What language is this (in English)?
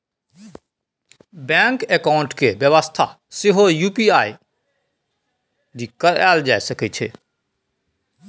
Maithili